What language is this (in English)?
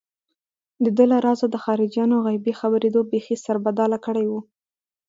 Pashto